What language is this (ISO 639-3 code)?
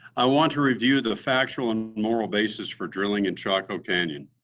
eng